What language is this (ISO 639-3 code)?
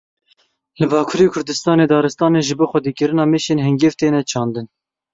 kur